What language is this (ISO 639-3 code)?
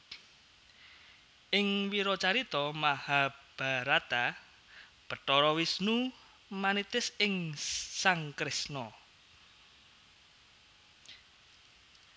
jav